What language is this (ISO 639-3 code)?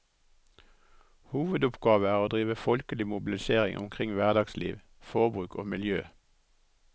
nor